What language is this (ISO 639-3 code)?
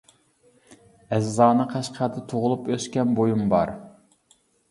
uig